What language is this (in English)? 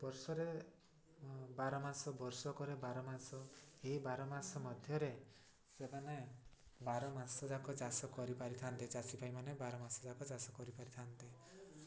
Odia